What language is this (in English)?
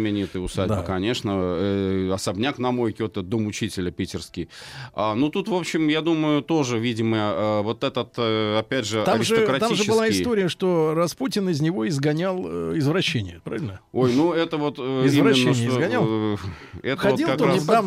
Russian